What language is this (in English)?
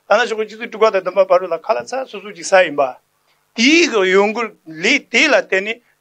Turkish